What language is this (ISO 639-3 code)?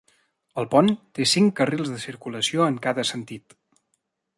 cat